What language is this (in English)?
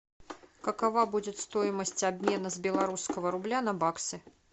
Russian